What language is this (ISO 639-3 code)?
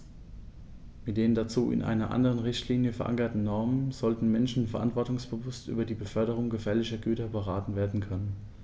deu